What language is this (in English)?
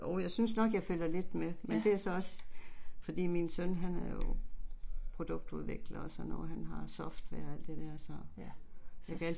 Danish